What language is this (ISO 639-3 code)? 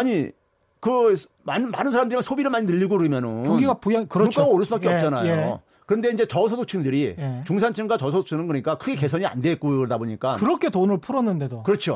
kor